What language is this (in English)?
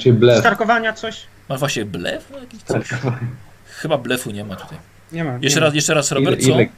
Polish